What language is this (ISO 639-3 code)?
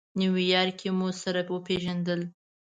pus